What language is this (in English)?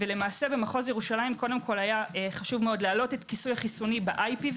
Hebrew